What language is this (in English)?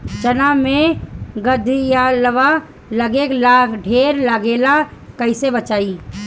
Bhojpuri